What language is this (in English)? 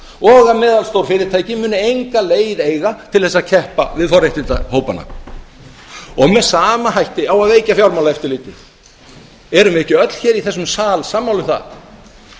Icelandic